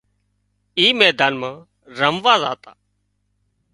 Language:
Wadiyara Koli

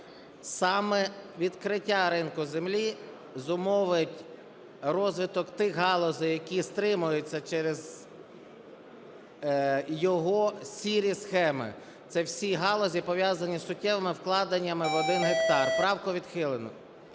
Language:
Ukrainian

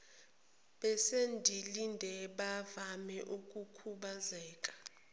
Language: Zulu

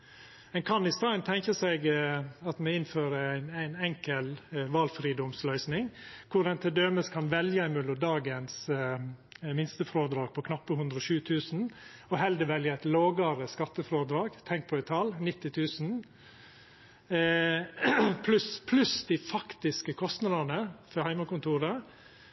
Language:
Norwegian Nynorsk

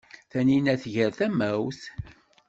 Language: Kabyle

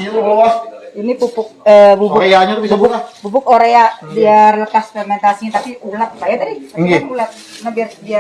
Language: Indonesian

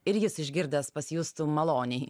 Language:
Lithuanian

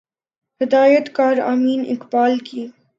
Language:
Urdu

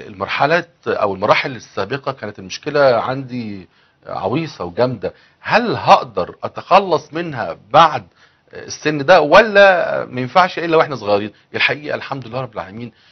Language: Arabic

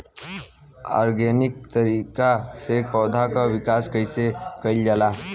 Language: Bhojpuri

